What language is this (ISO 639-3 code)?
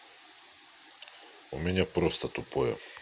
rus